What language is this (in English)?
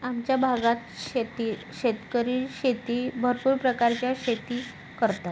Marathi